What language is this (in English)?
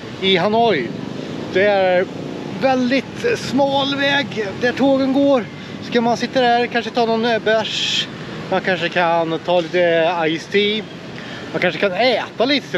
Swedish